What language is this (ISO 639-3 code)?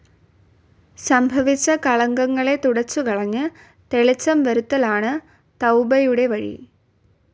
mal